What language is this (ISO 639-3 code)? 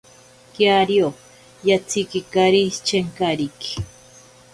prq